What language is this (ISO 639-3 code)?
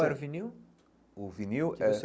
por